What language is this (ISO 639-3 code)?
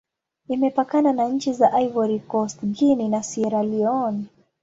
swa